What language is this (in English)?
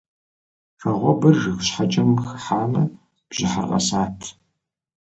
Kabardian